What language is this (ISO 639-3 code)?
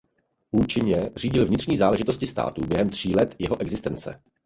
ces